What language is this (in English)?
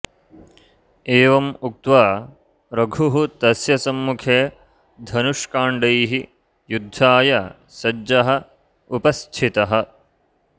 Sanskrit